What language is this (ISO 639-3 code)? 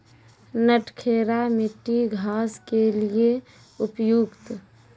mai